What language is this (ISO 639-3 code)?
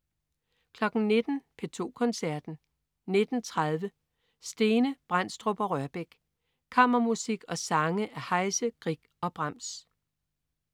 dan